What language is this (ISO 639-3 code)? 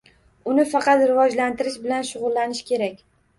uzb